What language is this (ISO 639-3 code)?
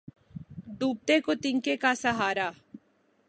urd